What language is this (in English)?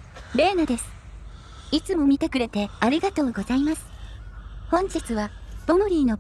Japanese